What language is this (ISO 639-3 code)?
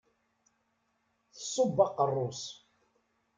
kab